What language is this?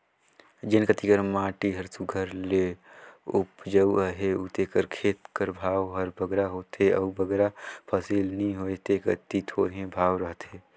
Chhattisgarhi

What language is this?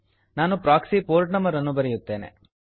Kannada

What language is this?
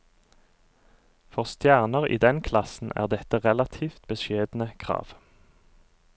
Norwegian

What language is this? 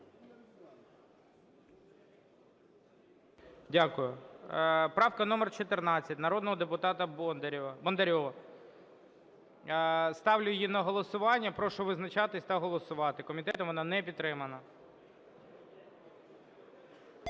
Ukrainian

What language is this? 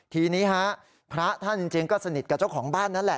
Thai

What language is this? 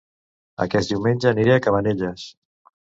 Catalan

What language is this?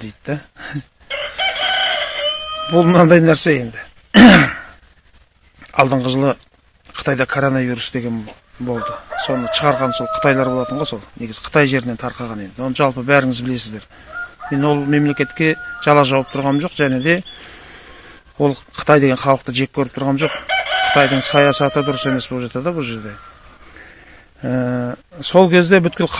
Turkish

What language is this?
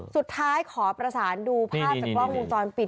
Thai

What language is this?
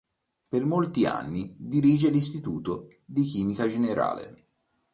Italian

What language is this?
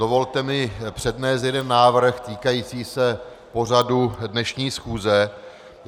Czech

